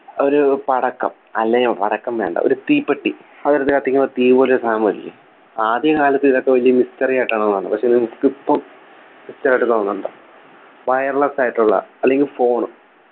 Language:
Malayalam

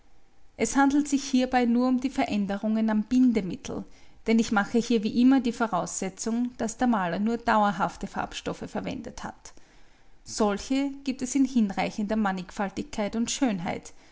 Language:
German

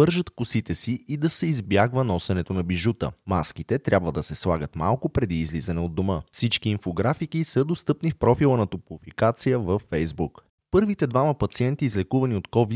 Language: Bulgarian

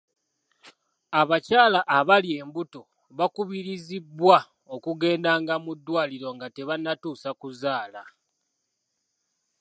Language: Ganda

